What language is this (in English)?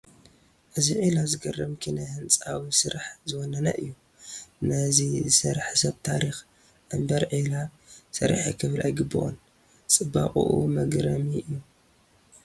Tigrinya